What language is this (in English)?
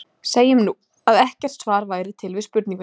Icelandic